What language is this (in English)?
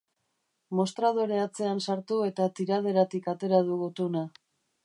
Basque